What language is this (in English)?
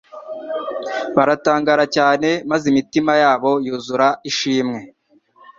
Kinyarwanda